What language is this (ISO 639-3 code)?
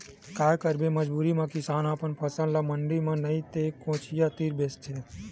hne